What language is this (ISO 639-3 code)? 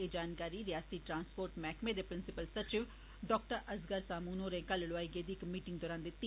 doi